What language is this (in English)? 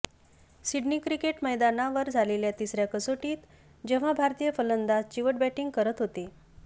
Marathi